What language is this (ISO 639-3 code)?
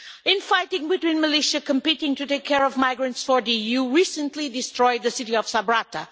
eng